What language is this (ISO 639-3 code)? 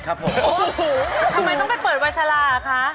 tha